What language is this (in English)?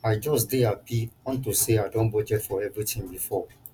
Nigerian Pidgin